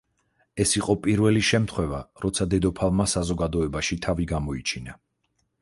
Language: Georgian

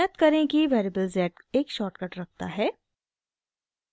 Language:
Hindi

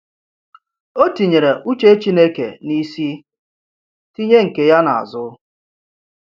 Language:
Igbo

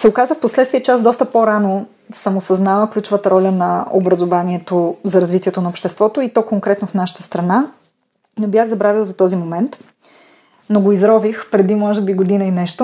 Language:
Bulgarian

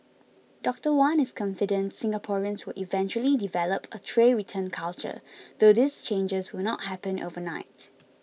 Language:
English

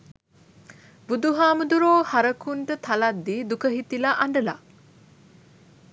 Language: Sinhala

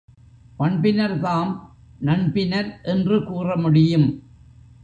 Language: Tamil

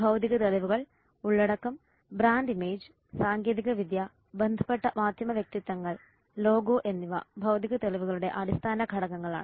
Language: Malayalam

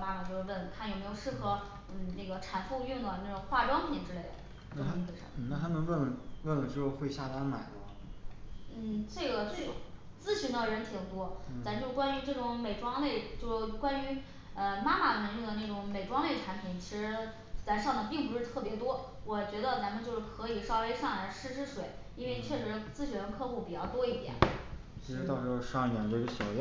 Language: Chinese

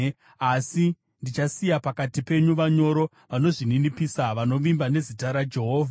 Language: Shona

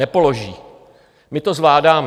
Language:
Czech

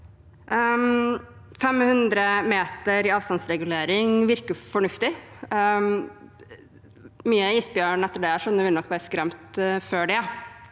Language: Norwegian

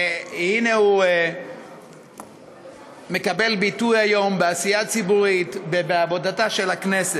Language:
Hebrew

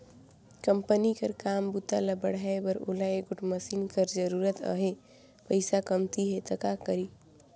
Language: Chhattisgarhi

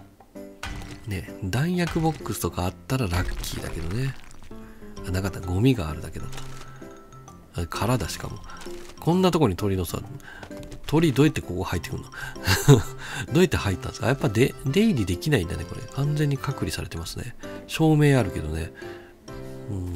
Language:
Japanese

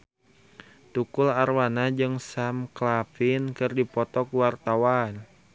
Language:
Sundanese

